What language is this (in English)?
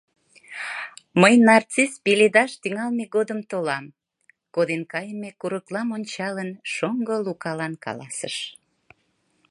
Mari